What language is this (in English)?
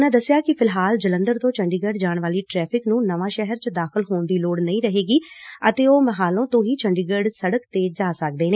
Punjabi